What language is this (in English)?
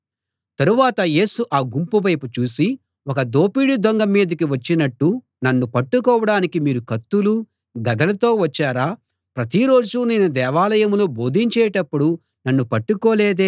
Telugu